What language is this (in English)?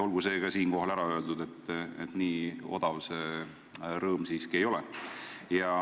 Estonian